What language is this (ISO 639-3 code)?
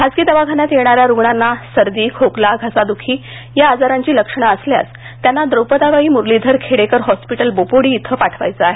mar